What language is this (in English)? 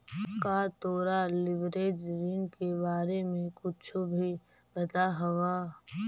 Magahi